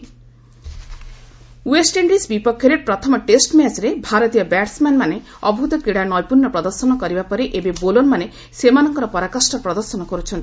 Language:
Odia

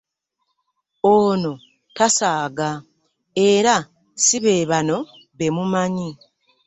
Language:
Ganda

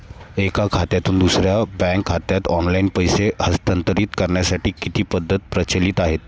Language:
Marathi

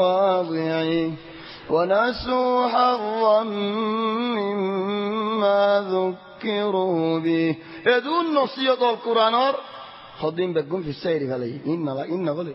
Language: Arabic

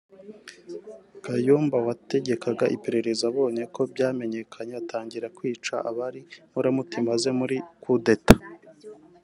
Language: Kinyarwanda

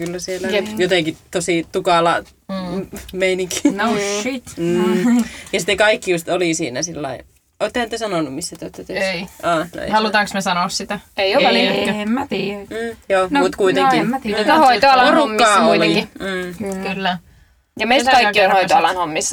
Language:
Finnish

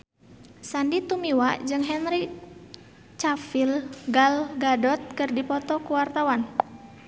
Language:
Sundanese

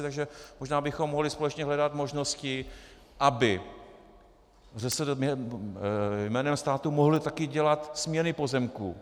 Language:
Czech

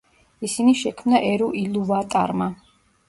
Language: Georgian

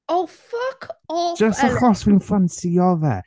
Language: Welsh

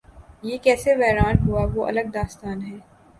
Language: Urdu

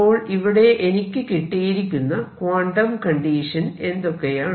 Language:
Malayalam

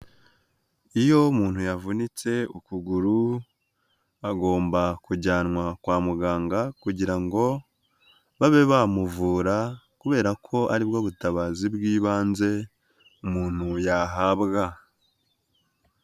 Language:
Kinyarwanda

